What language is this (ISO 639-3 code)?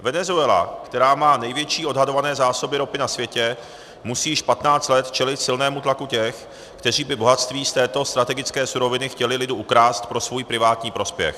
ces